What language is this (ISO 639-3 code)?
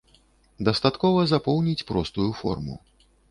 bel